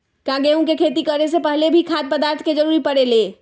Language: Magahi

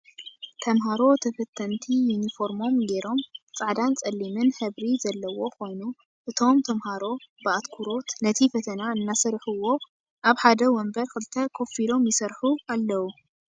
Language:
Tigrinya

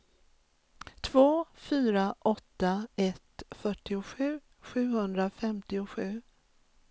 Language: Swedish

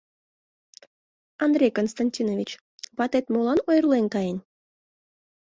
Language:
Mari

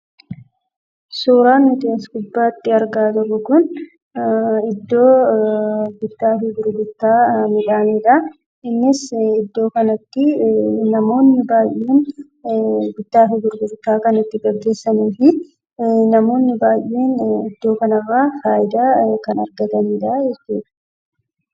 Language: Oromo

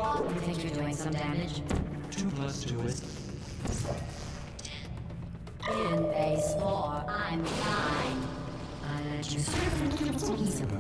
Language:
English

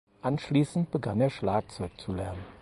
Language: German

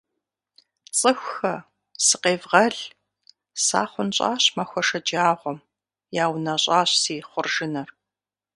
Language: Kabardian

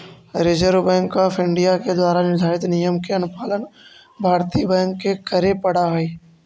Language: Magahi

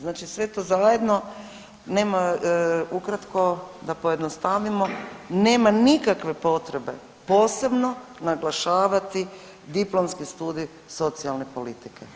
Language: Croatian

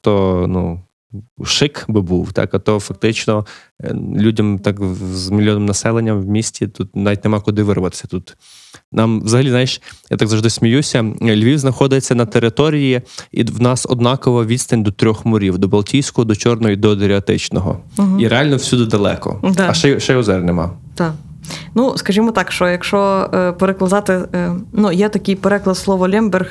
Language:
Ukrainian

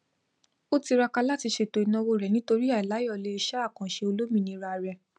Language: Yoruba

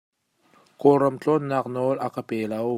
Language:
Hakha Chin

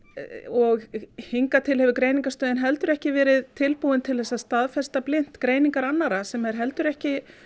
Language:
Icelandic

